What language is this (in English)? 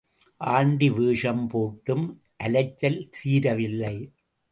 Tamil